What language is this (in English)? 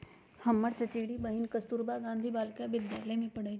Magahi